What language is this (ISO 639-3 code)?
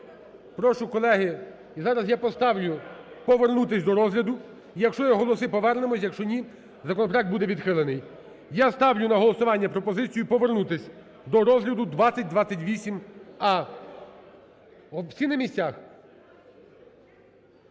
ukr